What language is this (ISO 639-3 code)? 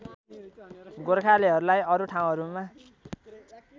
nep